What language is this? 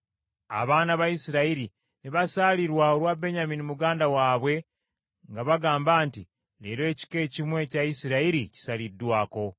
Ganda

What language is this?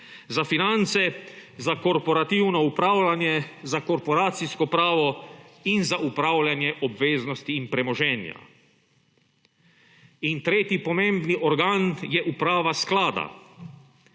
Slovenian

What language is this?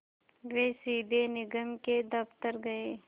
Hindi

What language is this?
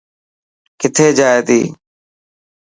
Dhatki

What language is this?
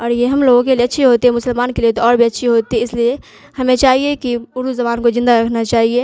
Urdu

